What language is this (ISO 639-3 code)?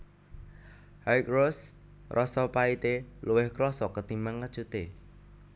jav